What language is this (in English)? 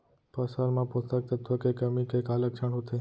Chhattisgarhi